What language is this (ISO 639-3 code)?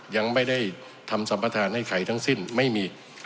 tha